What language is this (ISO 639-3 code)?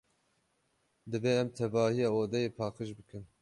kur